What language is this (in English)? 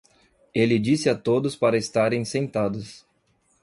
Portuguese